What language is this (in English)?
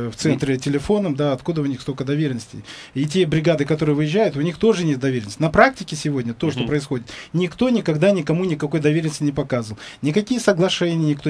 Russian